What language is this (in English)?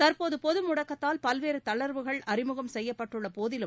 Tamil